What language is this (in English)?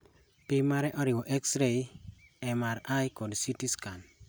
Luo (Kenya and Tanzania)